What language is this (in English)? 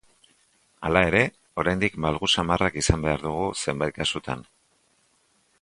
Basque